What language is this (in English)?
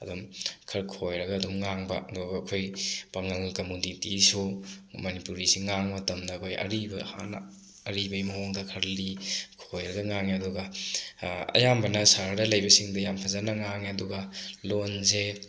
Manipuri